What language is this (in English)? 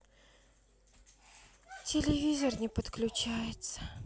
Russian